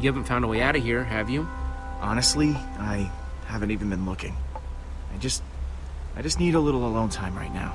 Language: English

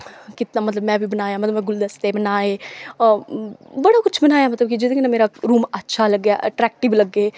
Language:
Dogri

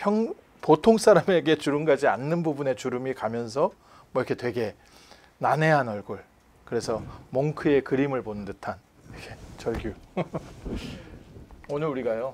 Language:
Korean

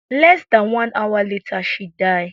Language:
Nigerian Pidgin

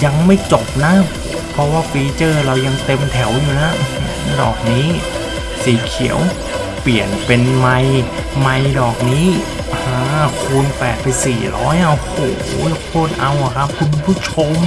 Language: Thai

